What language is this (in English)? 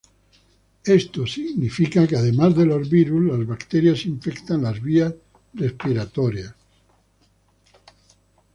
Spanish